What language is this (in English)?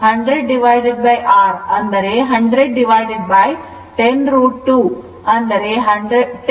Kannada